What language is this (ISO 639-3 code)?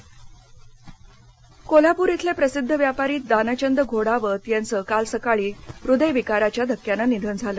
mar